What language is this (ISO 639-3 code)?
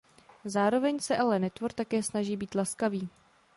ces